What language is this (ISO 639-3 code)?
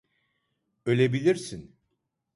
tur